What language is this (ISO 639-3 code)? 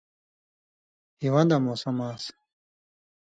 mvy